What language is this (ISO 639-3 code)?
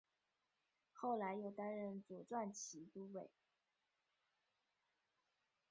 zho